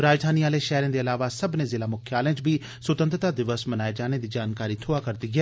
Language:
Dogri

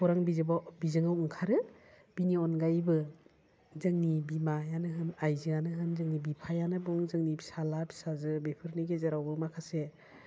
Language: Bodo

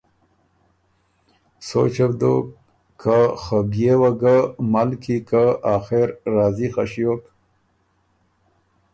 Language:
Ormuri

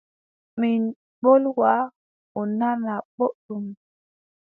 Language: Adamawa Fulfulde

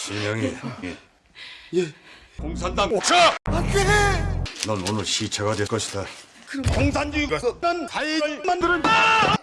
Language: Korean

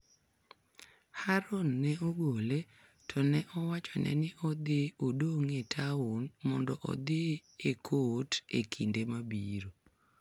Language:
Luo (Kenya and Tanzania)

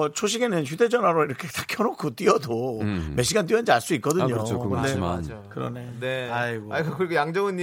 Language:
Korean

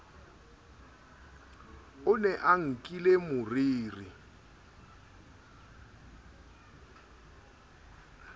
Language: Southern Sotho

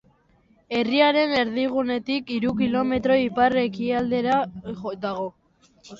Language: Basque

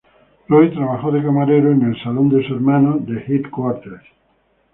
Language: Spanish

